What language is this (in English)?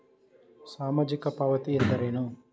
Kannada